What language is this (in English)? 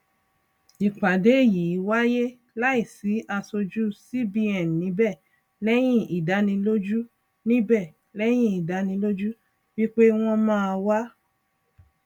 Yoruba